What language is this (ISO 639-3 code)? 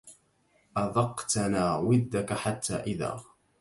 ara